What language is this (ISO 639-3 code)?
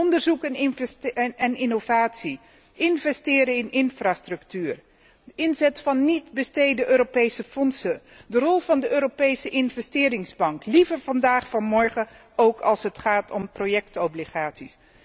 nld